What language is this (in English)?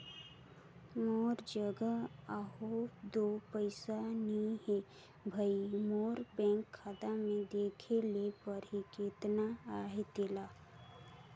Chhattisgarhi